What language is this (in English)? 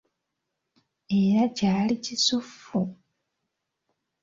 Ganda